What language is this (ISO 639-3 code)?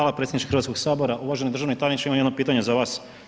hrv